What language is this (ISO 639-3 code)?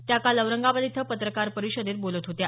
mar